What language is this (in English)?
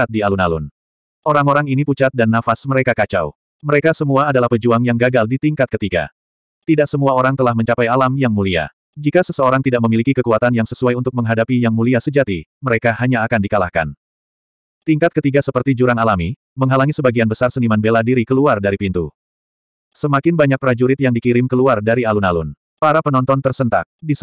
Indonesian